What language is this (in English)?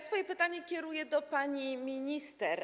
Polish